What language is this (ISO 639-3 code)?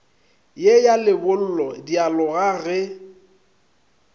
nso